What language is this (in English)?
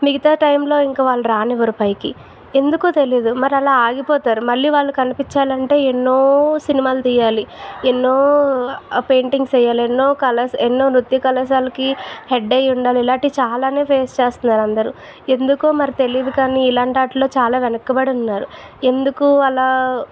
Telugu